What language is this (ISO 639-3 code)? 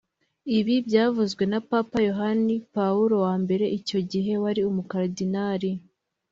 kin